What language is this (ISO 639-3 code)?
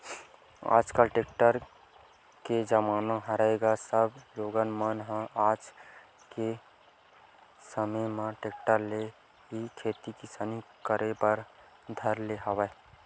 hne